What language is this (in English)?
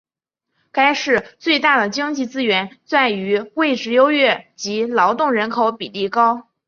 Chinese